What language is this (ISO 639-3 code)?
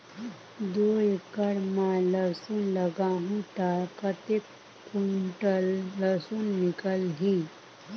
hne